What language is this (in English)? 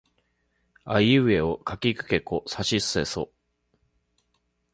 Japanese